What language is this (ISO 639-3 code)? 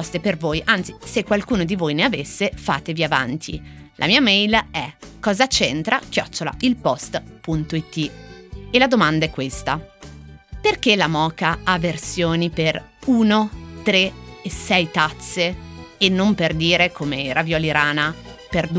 ita